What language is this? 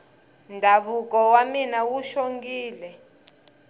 Tsonga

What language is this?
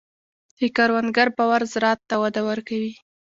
Pashto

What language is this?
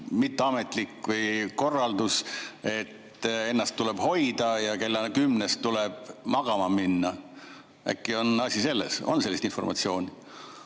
Estonian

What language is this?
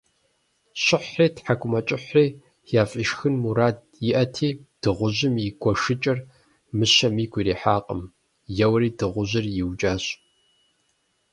Kabardian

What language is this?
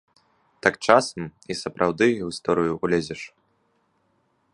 Belarusian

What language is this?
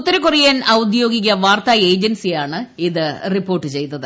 Malayalam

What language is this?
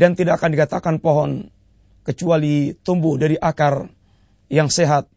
Malay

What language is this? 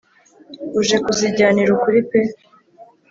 Kinyarwanda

